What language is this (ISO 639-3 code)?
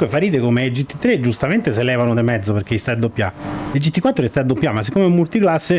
ita